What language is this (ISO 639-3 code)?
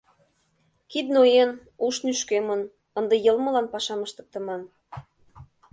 chm